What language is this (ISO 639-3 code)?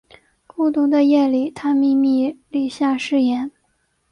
zho